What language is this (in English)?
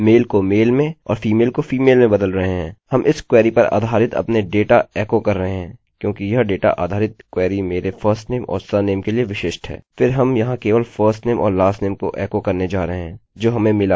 Hindi